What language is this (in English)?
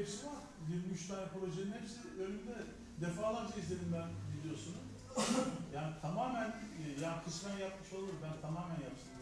Turkish